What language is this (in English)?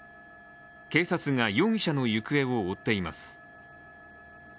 Japanese